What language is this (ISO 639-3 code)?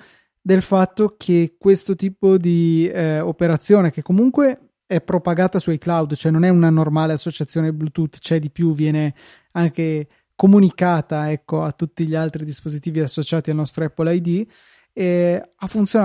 ita